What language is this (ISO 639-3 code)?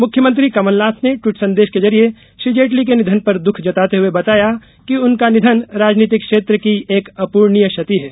hin